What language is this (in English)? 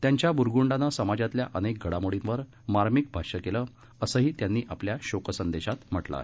Marathi